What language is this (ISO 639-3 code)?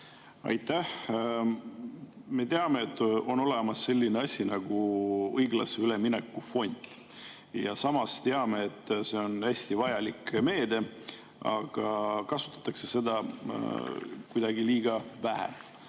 est